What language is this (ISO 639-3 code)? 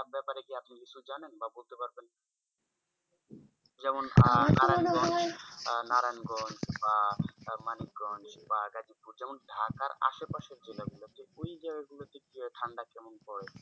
ben